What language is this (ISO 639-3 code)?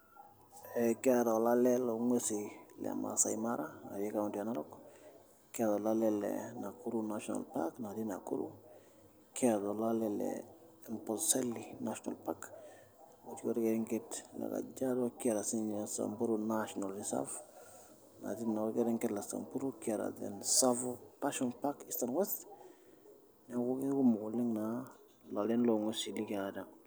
mas